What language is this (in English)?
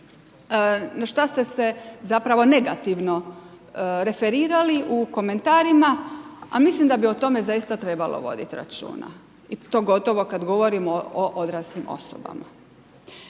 Croatian